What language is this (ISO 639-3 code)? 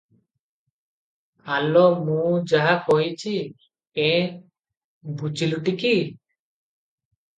ori